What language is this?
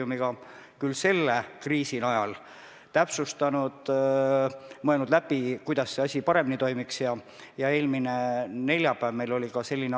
Estonian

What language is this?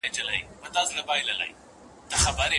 Pashto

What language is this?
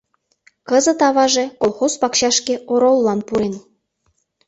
Mari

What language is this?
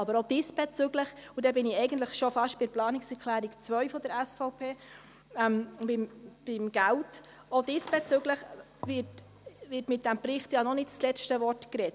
Swiss German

